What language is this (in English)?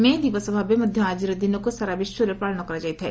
Odia